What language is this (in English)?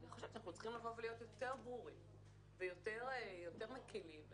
Hebrew